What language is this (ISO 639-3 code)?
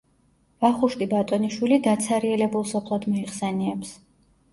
kat